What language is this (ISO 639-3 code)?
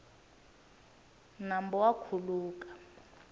tso